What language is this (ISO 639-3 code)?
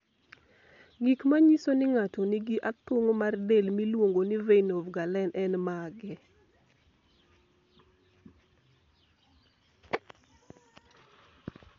luo